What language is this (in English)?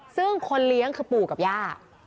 Thai